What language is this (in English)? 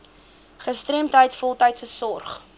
Afrikaans